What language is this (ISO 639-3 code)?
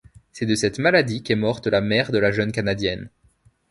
fra